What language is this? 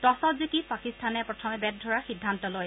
Assamese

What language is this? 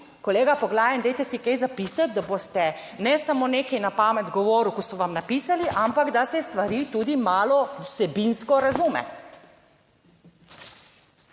Slovenian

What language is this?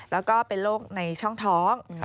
Thai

